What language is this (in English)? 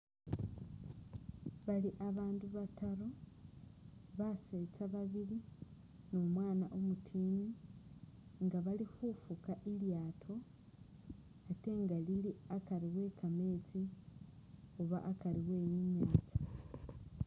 Masaaba